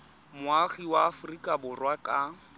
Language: Tswana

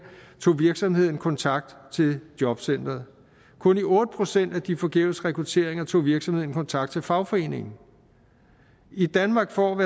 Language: Danish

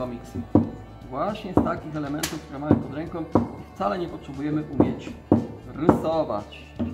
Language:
Polish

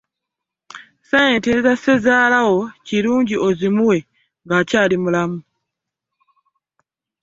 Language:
Ganda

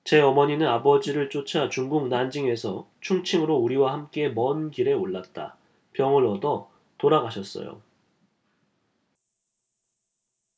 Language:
Korean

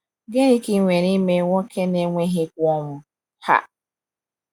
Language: Igbo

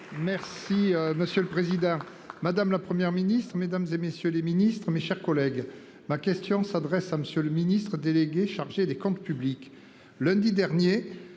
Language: French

